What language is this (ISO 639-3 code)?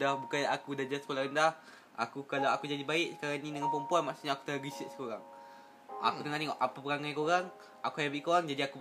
msa